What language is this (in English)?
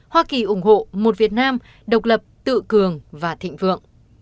Vietnamese